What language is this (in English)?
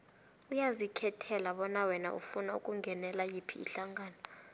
South Ndebele